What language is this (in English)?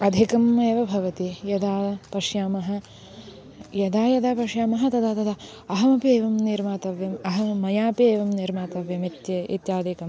Sanskrit